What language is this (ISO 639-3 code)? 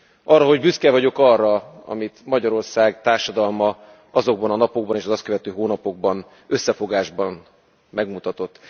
hun